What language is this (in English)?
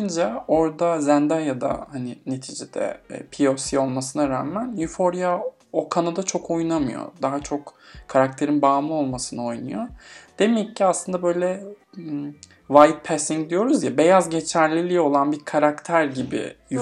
Turkish